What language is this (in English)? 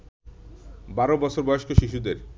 Bangla